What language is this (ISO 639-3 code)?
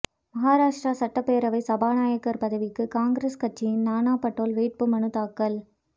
tam